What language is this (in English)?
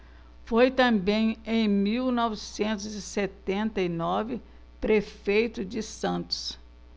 Portuguese